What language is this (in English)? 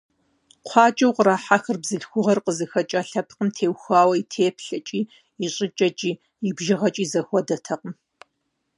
Kabardian